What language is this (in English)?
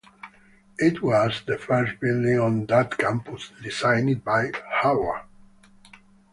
English